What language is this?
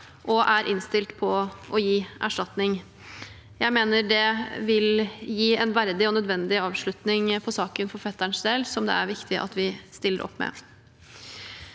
Norwegian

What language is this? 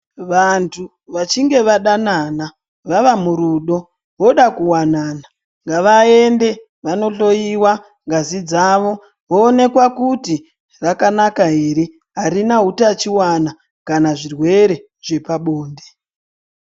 Ndau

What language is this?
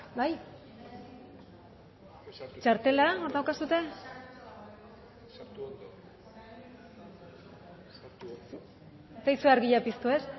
Basque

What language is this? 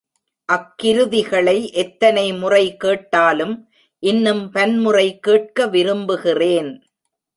Tamil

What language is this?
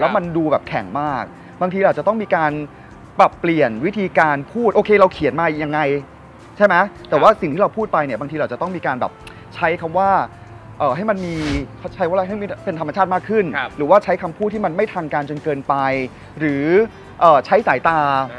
Thai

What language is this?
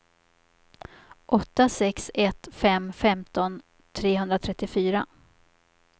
Swedish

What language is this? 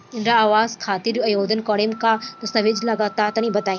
Bhojpuri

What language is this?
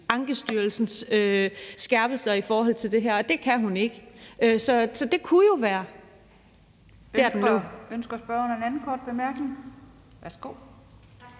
Danish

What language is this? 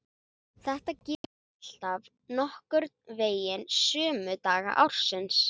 Icelandic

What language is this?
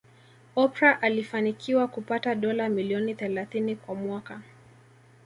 Swahili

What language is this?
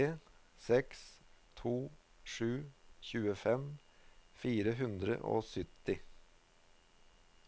Norwegian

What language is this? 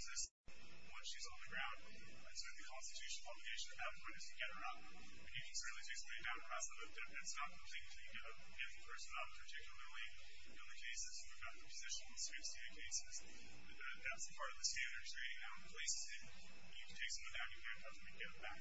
English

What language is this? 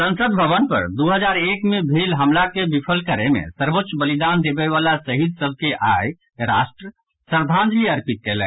Maithili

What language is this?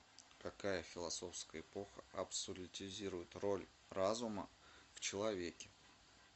Russian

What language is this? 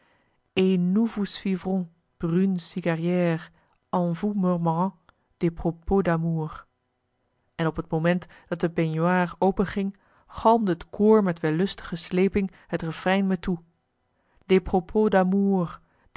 Dutch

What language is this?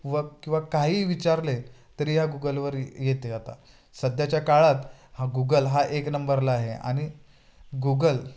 Marathi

